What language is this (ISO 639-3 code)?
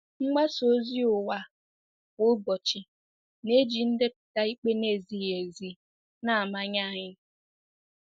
ibo